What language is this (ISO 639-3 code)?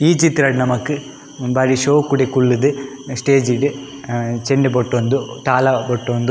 tcy